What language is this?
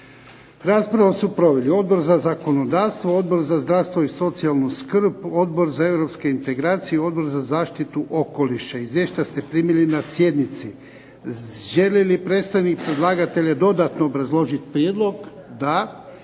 Croatian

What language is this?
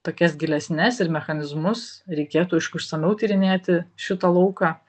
Lithuanian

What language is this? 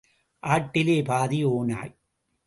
Tamil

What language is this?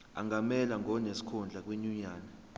Zulu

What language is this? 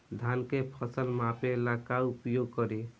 Bhojpuri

